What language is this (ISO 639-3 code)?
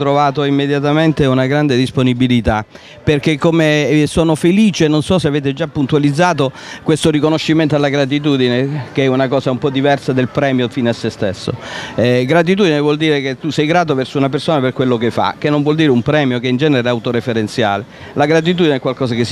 ita